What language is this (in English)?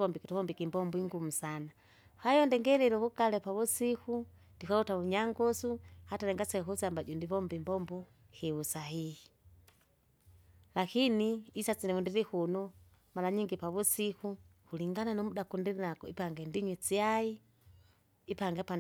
Kinga